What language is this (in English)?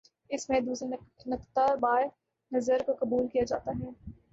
Urdu